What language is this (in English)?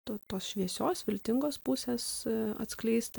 Lithuanian